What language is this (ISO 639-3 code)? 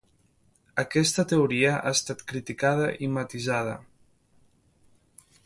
cat